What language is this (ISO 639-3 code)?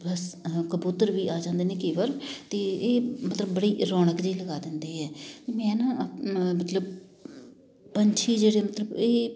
pan